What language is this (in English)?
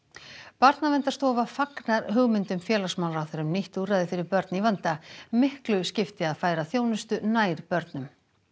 Icelandic